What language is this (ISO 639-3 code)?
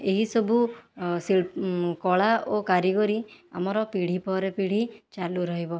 ori